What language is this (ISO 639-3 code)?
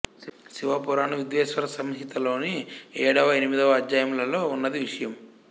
tel